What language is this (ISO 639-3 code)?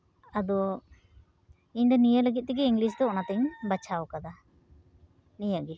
sat